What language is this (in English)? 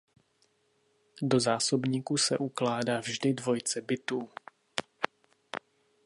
Czech